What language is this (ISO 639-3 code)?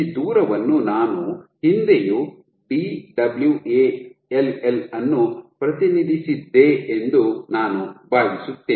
kan